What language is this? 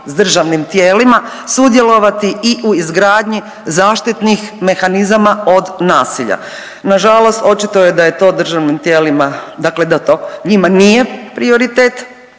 Croatian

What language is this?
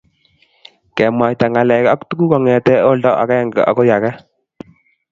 Kalenjin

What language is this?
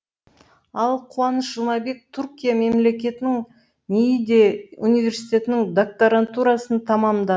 Kazakh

